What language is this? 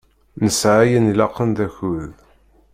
Kabyle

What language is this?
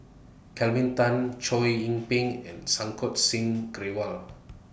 English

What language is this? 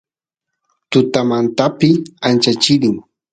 Santiago del Estero Quichua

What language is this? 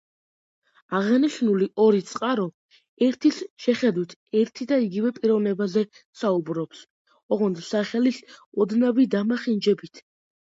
Georgian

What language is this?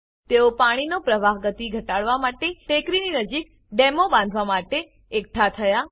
Gujarati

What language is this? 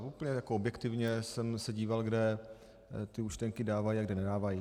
Czech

